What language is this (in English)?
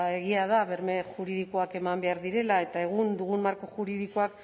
Basque